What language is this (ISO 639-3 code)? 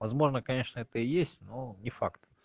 rus